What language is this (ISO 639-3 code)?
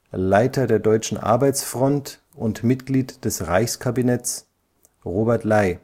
deu